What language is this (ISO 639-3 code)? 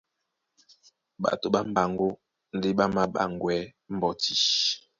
dua